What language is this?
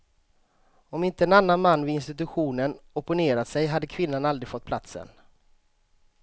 Swedish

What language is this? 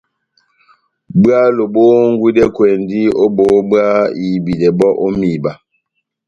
Batanga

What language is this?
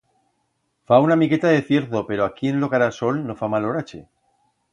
Aragonese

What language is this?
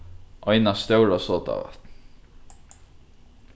Faroese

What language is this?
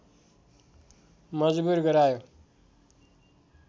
Nepali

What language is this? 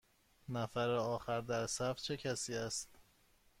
Persian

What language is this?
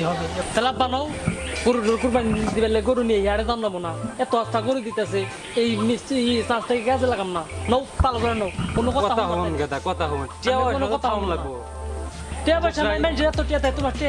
Bangla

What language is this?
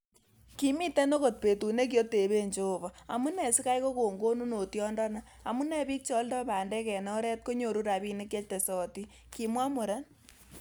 Kalenjin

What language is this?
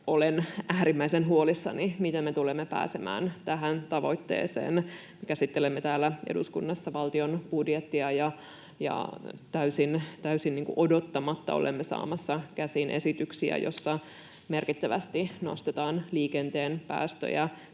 Finnish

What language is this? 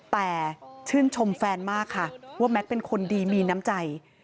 Thai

